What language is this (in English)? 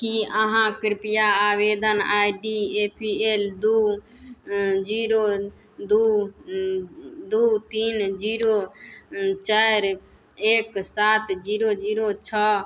Maithili